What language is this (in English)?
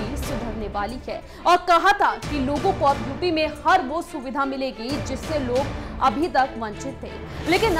Hindi